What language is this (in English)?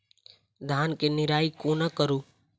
Maithili